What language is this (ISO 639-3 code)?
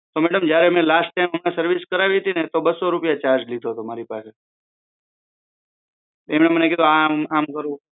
guj